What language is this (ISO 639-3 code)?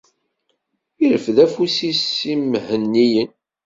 kab